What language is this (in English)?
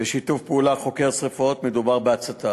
Hebrew